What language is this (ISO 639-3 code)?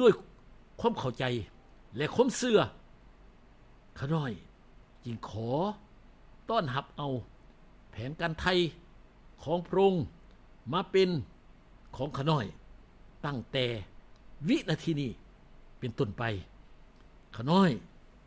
tha